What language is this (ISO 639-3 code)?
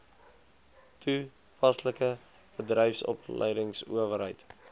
afr